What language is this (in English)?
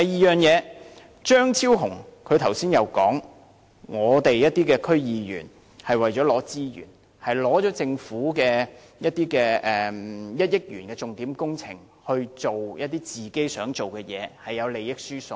Cantonese